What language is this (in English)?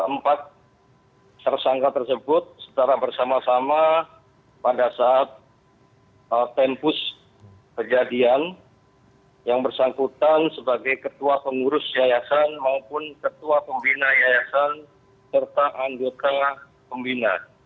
Indonesian